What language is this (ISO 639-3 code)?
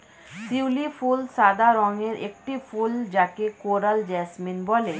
ben